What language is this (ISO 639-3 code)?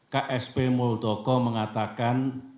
ind